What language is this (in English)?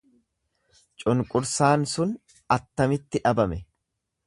Oromo